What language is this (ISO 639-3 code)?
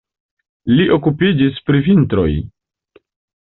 epo